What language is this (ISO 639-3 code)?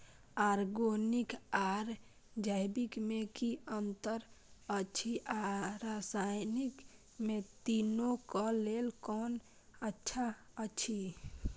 mai